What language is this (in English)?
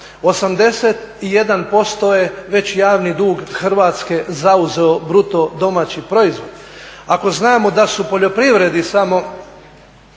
Croatian